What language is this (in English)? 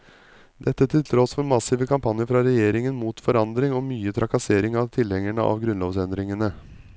Norwegian